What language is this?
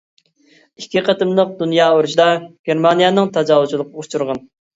Uyghur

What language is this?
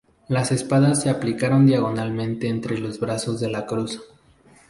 Spanish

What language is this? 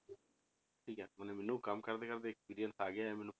Punjabi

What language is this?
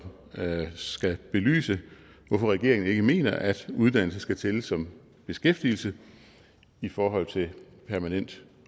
Danish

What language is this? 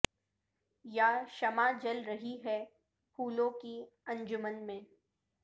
Urdu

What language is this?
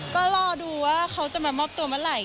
Thai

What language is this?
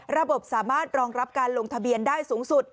Thai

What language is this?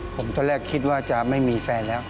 Thai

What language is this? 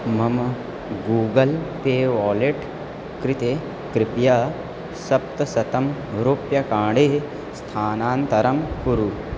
Sanskrit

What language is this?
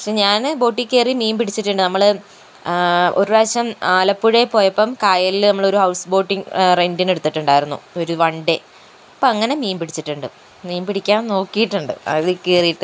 Malayalam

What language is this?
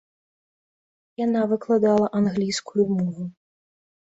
Belarusian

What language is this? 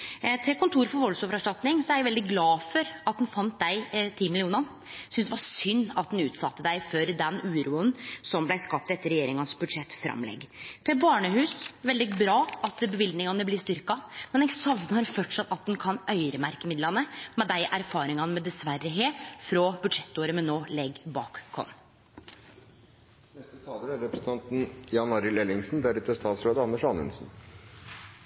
Norwegian Nynorsk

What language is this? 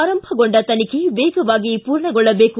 Kannada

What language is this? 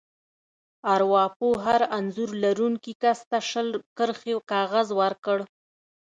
Pashto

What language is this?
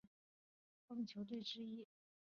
Chinese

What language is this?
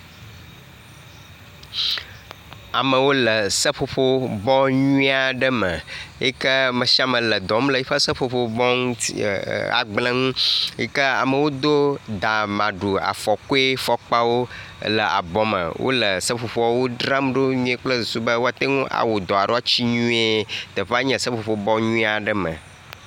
Ewe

